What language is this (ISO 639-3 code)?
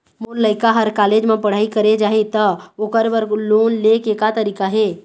hne